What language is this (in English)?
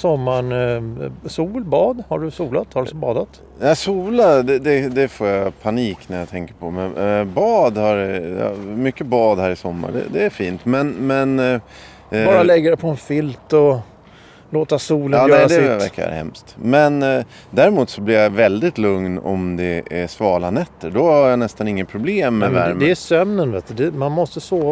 Swedish